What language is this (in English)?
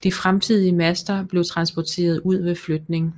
Danish